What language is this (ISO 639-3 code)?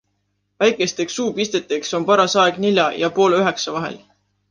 est